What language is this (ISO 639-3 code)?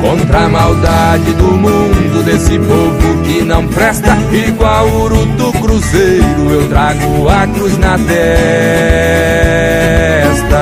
por